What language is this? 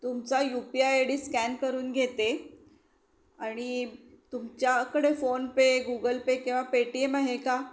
Marathi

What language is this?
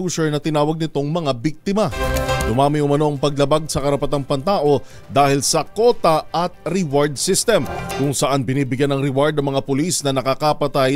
Filipino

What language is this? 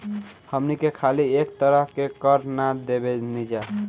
Bhojpuri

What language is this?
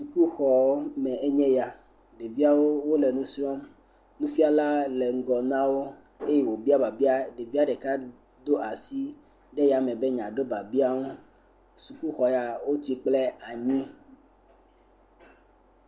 Ewe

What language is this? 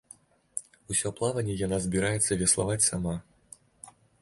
Belarusian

